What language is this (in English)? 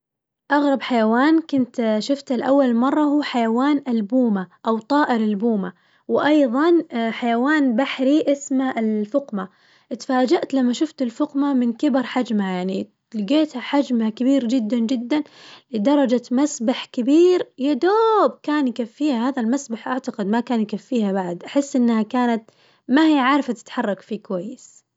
Najdi Arabic